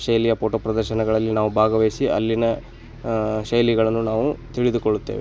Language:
Kannada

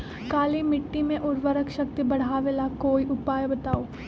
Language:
Magahi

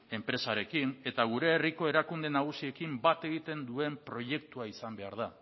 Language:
Basque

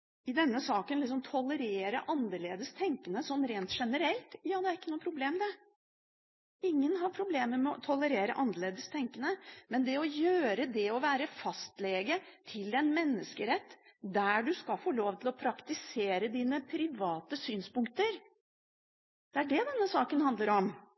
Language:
Norwegian Bokmål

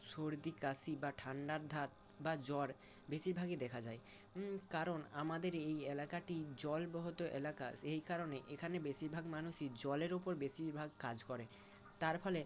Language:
Bangla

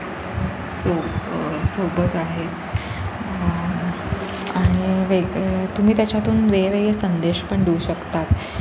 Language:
Marathi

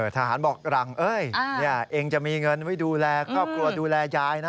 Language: Thai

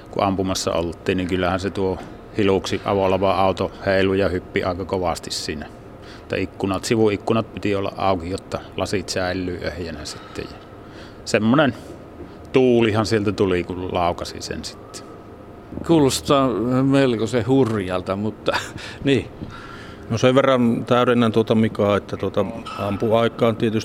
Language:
Finnish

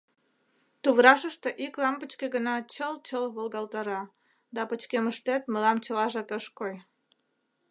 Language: Mari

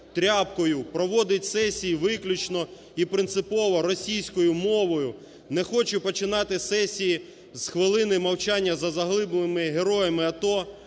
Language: Ukrainian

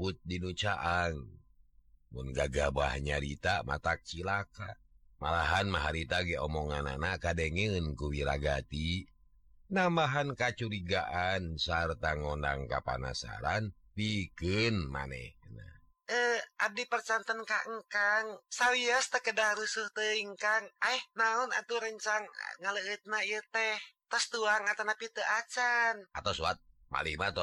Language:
Indonesian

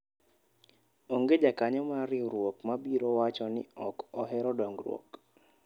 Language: Luo (Kenya and Tanzania)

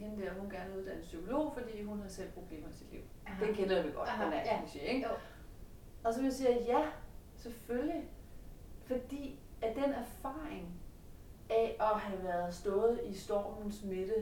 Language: Danish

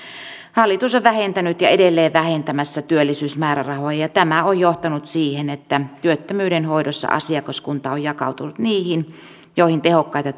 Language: Finnish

